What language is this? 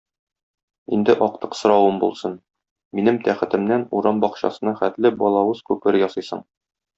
Tatar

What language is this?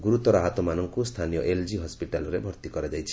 Odia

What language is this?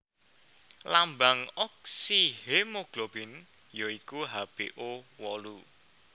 Javanese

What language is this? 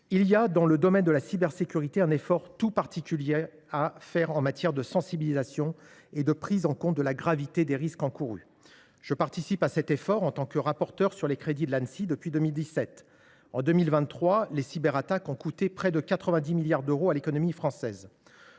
French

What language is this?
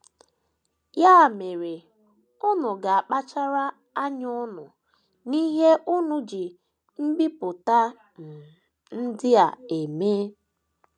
Igbo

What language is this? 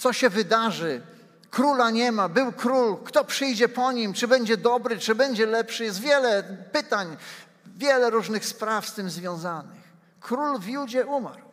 Polish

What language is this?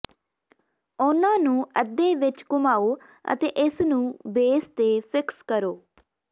Punjabi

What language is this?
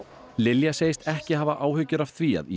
Icelandic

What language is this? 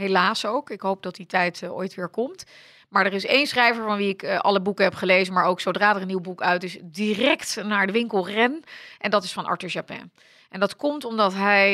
Dutch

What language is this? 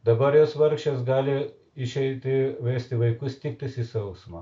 Lithuanian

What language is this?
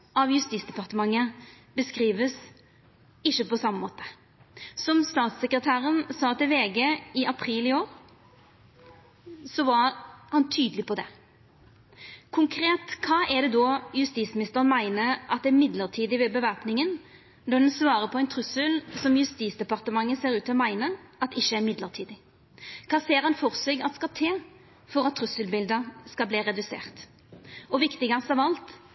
Norwegian Nynorsk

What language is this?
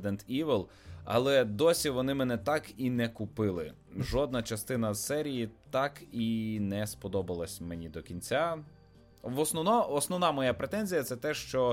Ukrainian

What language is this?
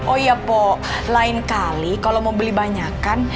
Indonesian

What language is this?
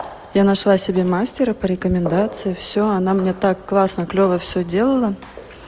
Russian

